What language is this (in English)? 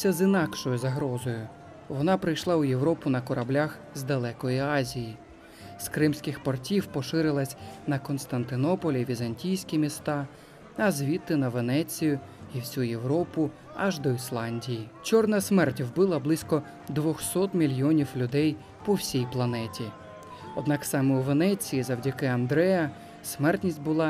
Ukrainian